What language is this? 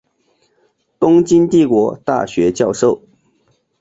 Chinese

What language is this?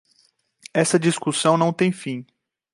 Portuguese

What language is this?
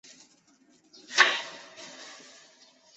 Chinese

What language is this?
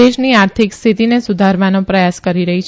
Gujarati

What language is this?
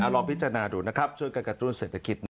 Thai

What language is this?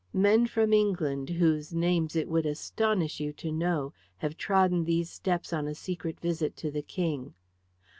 English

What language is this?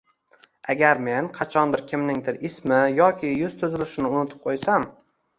Uzbek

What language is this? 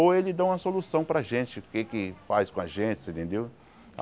Portuguese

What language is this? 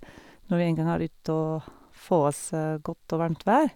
Norwegian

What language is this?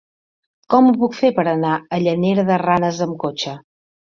Catalan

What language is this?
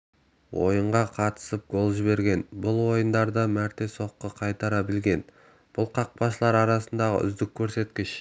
Kazakh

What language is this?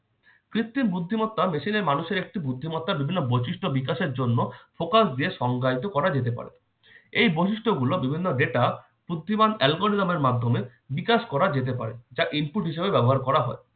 Bangla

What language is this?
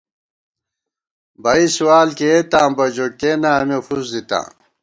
Gawar-Bati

